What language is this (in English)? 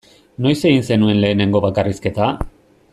Basque